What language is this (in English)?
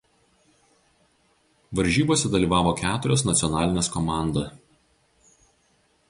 Lithuanian